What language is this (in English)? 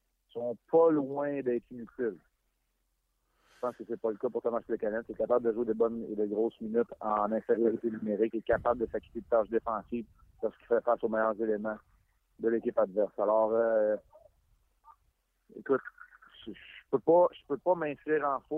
French